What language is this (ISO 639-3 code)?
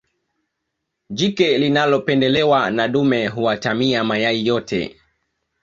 swa